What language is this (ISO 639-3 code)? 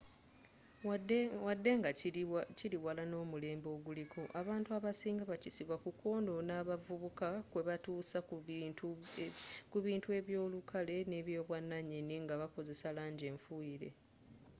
lug